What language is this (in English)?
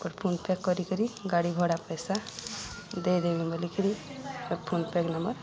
Odia